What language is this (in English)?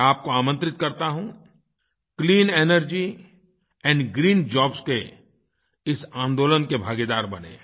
Hindi